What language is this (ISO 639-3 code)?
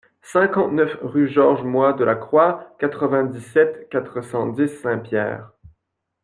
fra